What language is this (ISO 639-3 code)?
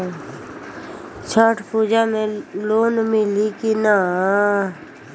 bho